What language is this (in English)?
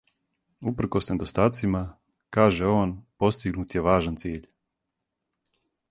Serbian